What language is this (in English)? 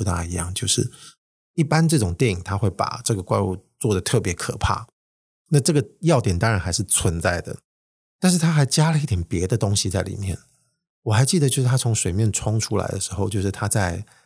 Chinese